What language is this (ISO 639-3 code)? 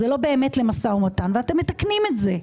heb